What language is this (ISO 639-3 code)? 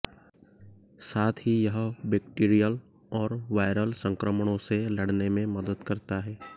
hin